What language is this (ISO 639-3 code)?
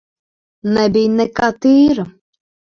lav